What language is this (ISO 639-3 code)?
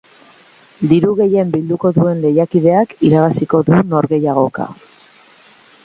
eus